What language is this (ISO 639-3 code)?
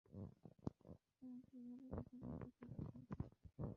ben